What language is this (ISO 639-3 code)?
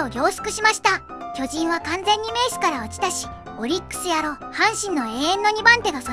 jpn